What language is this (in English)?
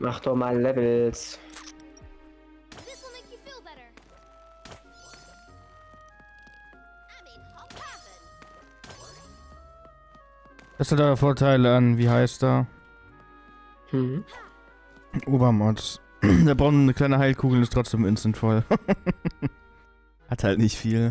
German